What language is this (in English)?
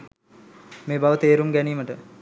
Sinhala